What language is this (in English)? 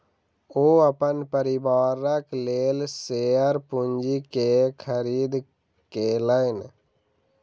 Maithili